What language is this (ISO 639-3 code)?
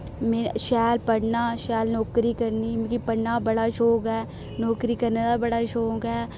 doi